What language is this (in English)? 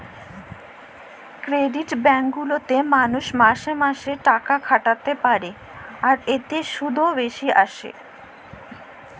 Bangla